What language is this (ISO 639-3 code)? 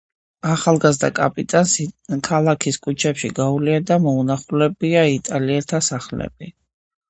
kat